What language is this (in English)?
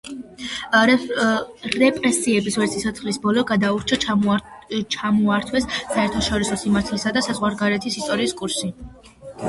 Georgian